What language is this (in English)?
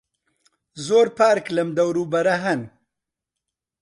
Central Kurdish